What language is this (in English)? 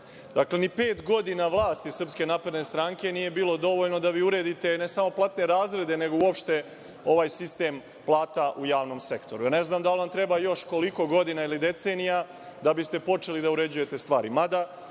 Serbian